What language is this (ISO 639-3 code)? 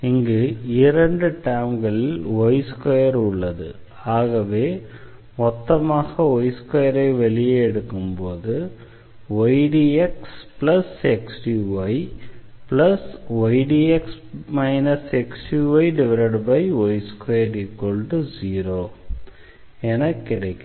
tam